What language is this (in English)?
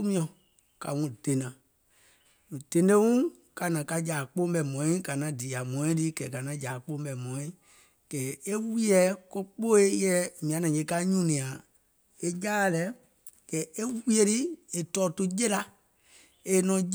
Gola